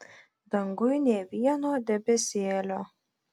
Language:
Lithuanian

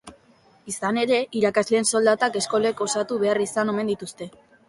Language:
Basque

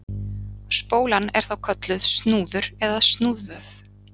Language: Icelandic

